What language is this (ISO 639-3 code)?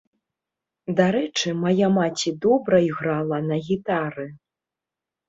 bel